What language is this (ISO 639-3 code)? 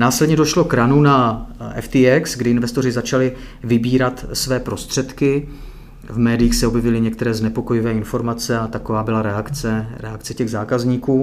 ces